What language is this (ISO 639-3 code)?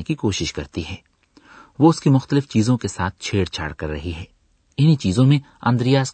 urd